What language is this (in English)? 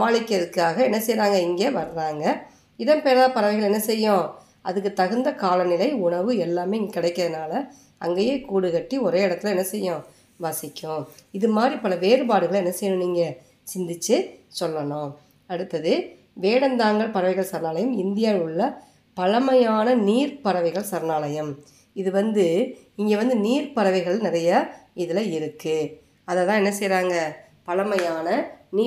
Tamil